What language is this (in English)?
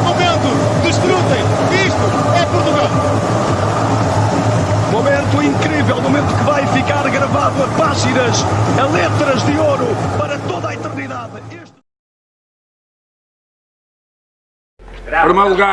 Portuguese